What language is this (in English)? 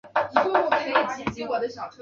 Chinese